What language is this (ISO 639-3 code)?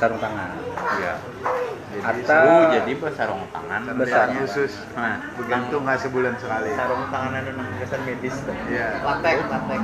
ind